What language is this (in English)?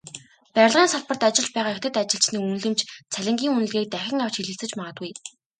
Mongolian